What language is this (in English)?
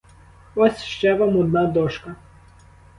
Ukrainian